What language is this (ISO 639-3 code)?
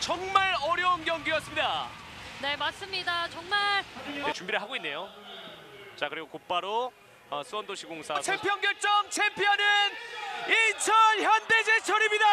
kor